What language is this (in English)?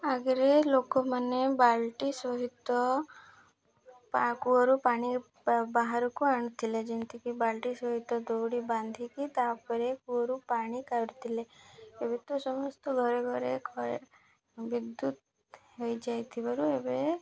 Odia